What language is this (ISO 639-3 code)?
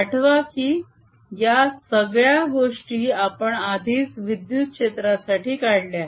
mar